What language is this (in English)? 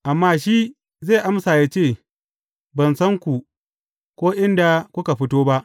Hausa